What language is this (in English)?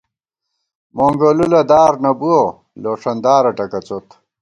Gawar-Bati